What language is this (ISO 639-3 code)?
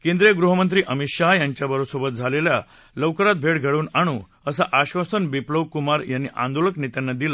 mar